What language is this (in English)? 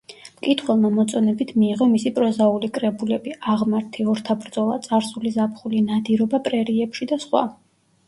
Georgian